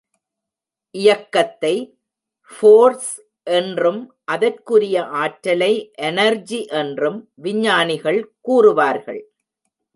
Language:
Tamil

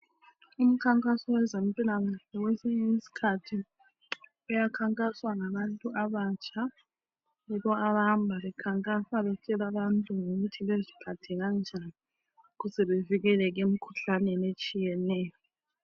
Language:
North Ndebele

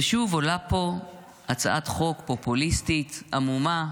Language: Hebrew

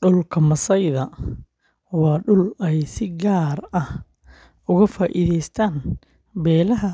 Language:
Somali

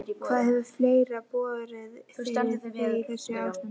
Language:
Icelandic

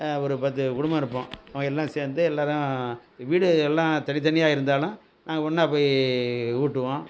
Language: Tamil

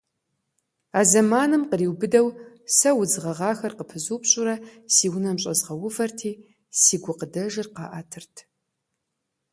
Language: Kabardian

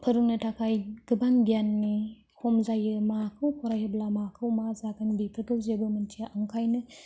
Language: Bodo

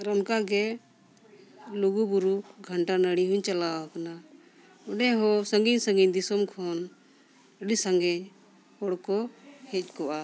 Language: Santali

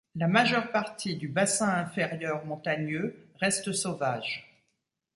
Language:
French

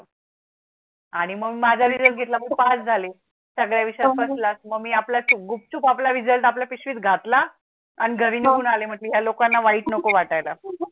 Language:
Marathi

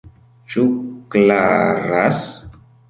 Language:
Esperanto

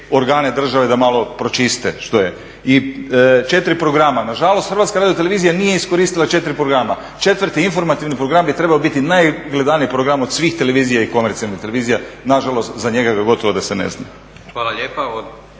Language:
Croatian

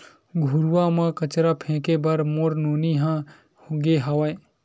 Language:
Chhattisgarhi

